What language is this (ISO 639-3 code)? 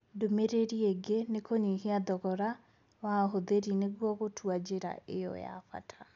kik